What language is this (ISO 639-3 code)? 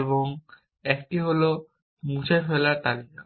ben